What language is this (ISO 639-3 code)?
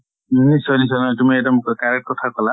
asm